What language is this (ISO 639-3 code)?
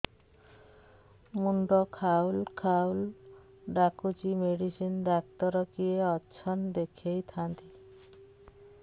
ori